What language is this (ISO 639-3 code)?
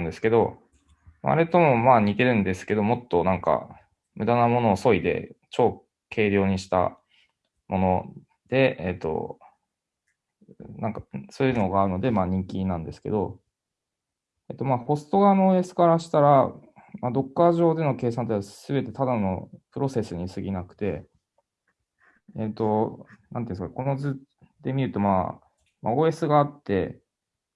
jpn